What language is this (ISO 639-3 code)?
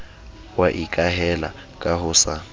sot